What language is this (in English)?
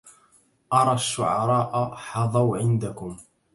Arabic